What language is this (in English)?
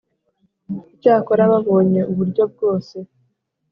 Kinyarwanda